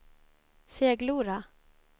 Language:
Swedish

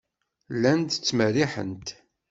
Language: Kabyle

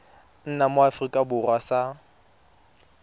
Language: Tswana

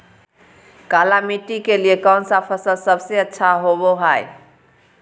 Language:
Magahi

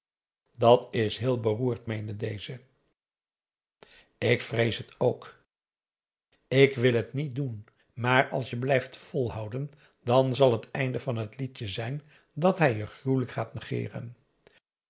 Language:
Dutch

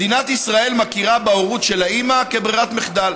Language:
Hebrew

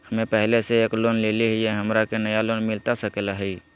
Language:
Magahi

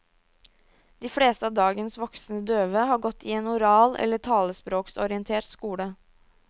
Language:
Norwegian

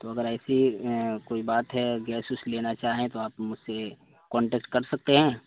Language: Urdu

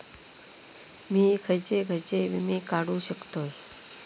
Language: Marathi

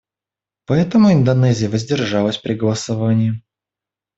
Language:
Russian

